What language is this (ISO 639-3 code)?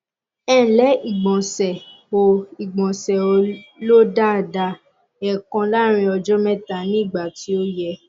yor